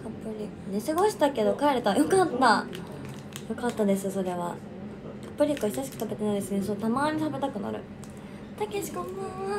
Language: Japanese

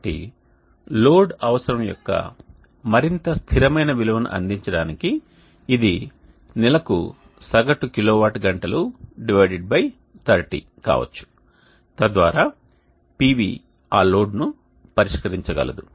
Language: Telugu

